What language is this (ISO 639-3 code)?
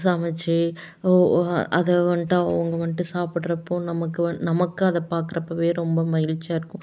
tam